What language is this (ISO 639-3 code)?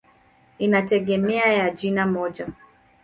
swa